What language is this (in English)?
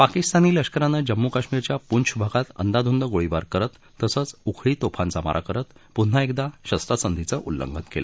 Marathi